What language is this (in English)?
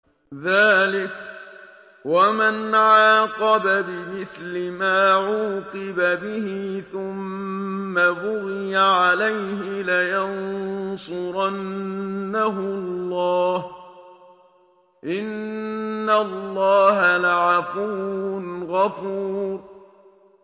Arabic